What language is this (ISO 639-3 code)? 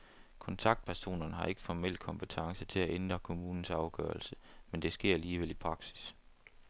dan